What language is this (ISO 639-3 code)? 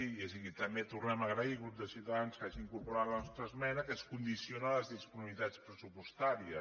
cat